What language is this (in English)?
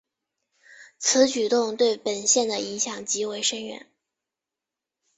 Chinese